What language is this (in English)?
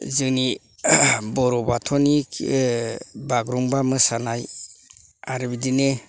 Bodo